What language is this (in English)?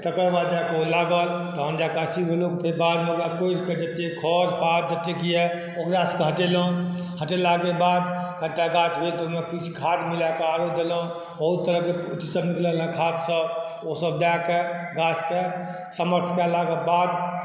Maithili